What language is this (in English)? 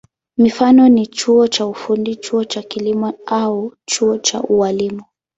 Swahili